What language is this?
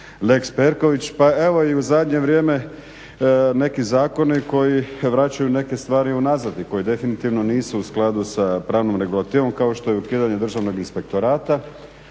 Croatian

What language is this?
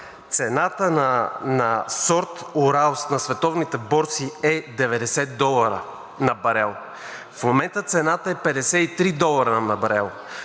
Bulgarian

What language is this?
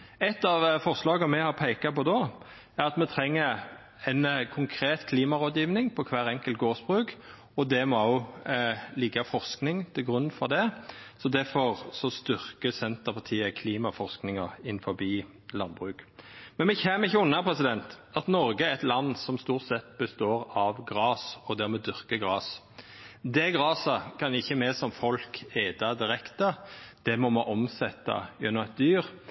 Norwegian Nynorsk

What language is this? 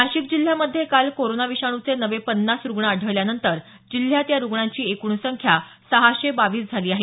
Marathi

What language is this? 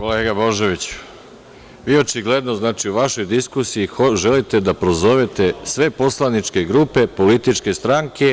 Serbian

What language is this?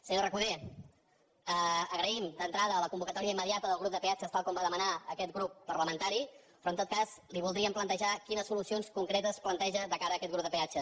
Catalan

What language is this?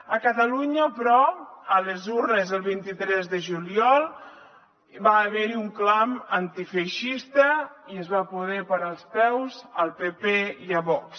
Catalan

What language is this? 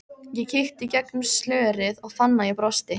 Icelandic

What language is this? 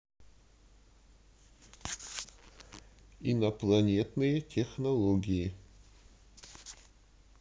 Russian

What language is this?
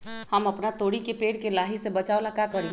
Magahi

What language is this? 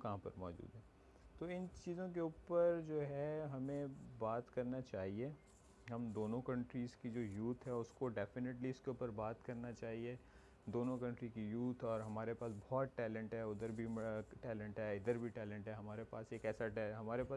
Urdu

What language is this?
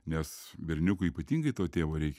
Lithuanian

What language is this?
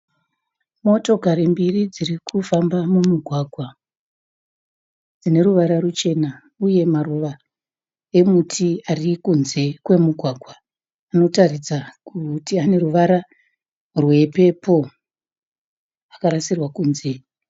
Shona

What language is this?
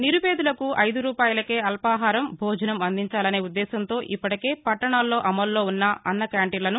Telugu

